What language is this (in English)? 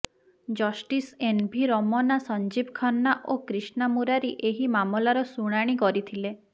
Odia